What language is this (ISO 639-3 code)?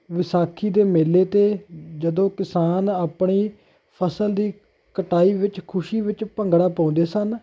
pan